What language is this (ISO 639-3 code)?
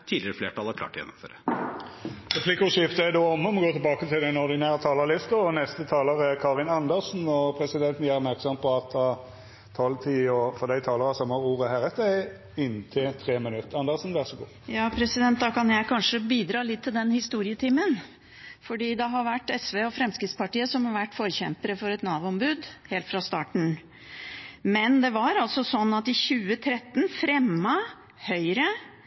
nor